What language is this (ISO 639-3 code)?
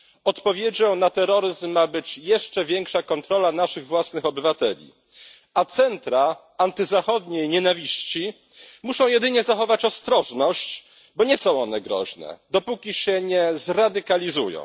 pol